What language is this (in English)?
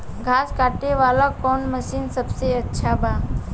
Bhojpuri